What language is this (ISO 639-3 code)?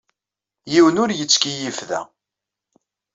kab